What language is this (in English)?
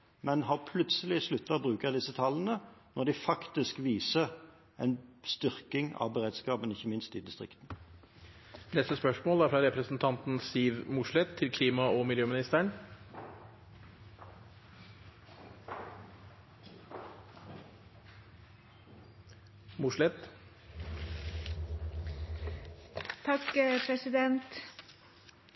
Norwegian